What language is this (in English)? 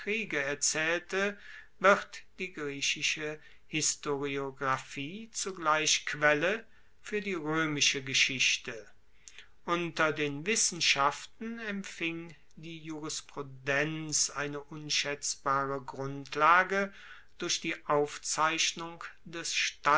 German